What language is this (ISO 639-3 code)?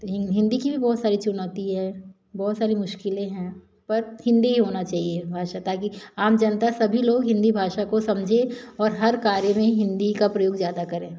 hin